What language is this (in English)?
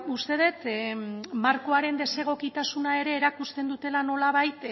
Basque